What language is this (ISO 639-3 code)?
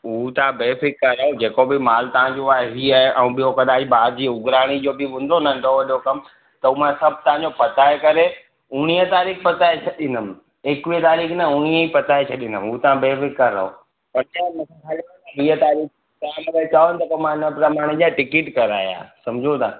snd